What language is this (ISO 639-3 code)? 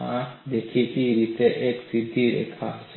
guj